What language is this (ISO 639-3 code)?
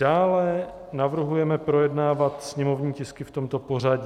ces